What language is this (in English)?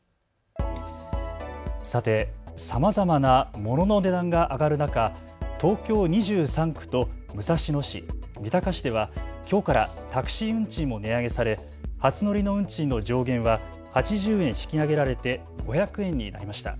Japanese